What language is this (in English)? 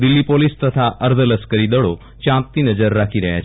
Gujarati